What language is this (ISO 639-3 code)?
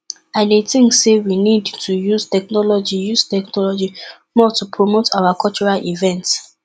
pcm